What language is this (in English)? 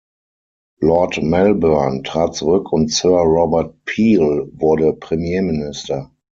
German